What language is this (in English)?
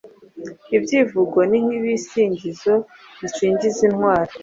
Kinyarwanda